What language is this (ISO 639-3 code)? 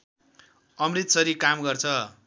nep